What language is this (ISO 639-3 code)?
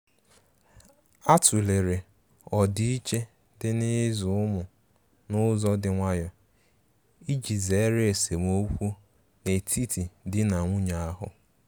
ibo